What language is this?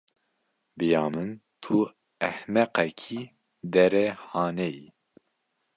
Kurdish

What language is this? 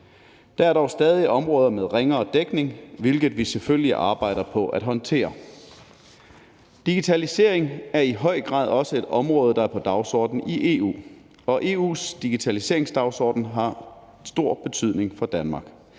Danish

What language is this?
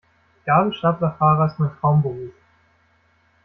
German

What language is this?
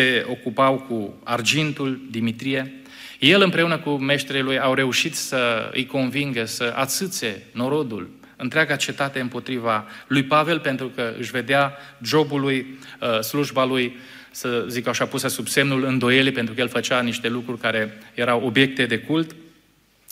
Romanian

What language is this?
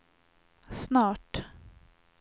Swedish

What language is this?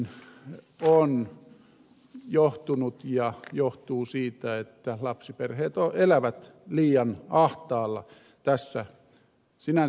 Finnish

